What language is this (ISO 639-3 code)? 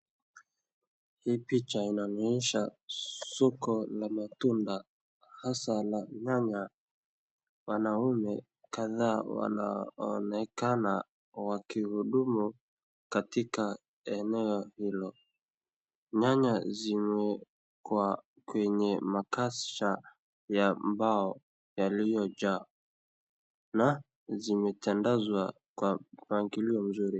swa